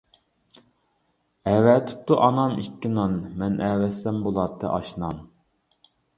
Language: Uyghur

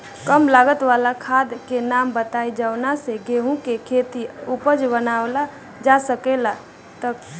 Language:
Bhojpuri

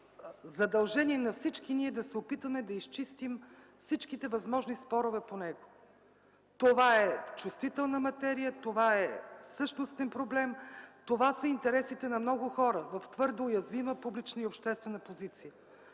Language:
Bulgarian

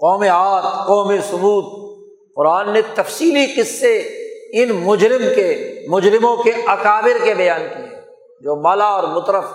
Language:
Urdu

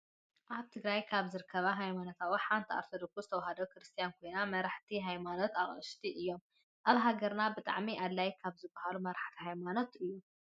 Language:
Tigrinya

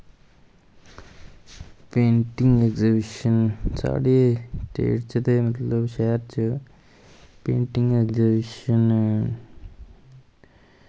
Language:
Dogri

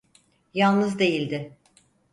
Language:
Turkish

